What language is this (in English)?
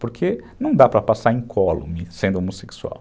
Portuguese